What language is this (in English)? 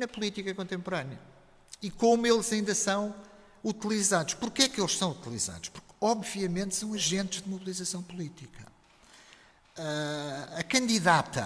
Portuguese